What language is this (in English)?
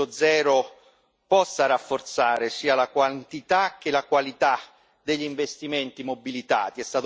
Italian